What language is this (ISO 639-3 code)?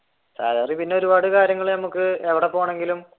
mal